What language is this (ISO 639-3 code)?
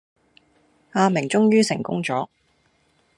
yue